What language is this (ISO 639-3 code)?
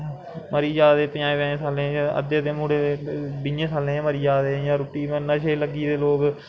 doi